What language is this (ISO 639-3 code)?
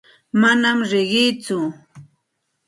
qxt